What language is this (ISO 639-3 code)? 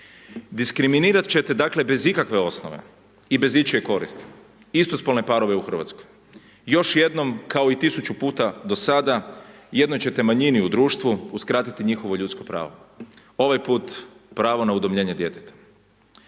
hrv